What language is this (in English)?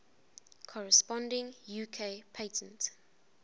English